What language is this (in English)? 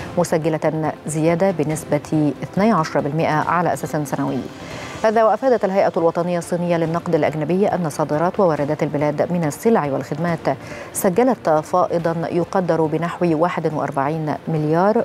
Arabic